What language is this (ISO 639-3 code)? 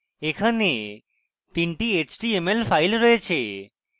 ben